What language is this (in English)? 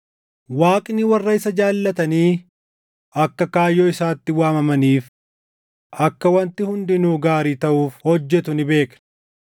Oromo